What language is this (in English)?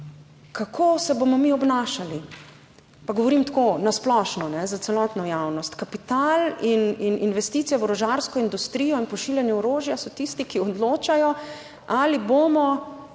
Slovenian